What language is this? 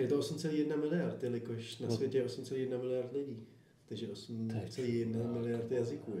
Czech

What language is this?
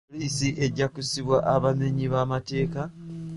Ganda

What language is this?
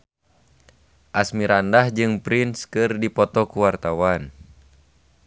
Sundanese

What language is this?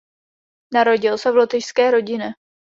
Czech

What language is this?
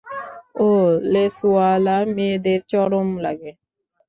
Bangla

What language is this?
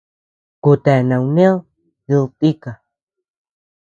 Tepeuxila Cuicatec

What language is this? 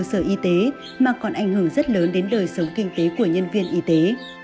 Vietnamese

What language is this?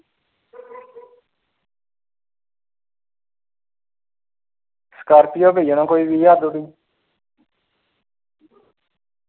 Dogri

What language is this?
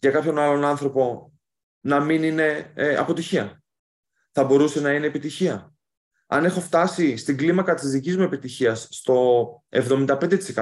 Greek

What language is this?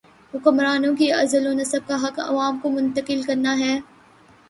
Urdu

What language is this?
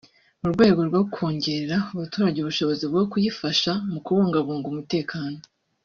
Kinyarwanda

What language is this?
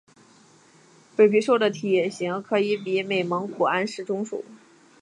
Chinese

